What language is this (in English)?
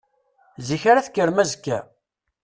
Kabyle